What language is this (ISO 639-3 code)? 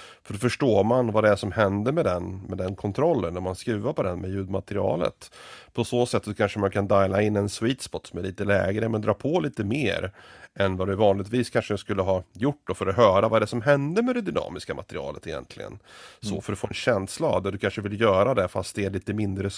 swe